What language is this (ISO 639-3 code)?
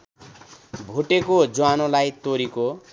nep